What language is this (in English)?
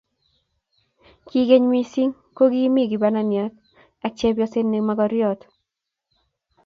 Kalenjin